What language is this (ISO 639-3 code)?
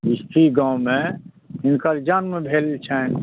mai